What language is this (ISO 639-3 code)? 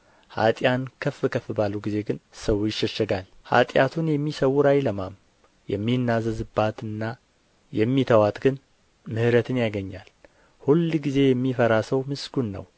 amh